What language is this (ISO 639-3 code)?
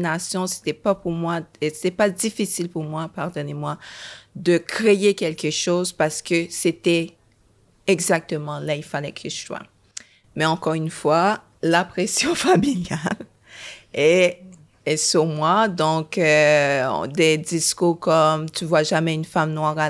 fra